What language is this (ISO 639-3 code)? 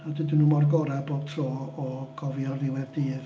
cym